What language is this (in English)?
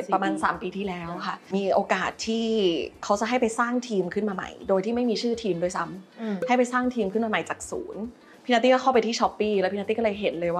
Thai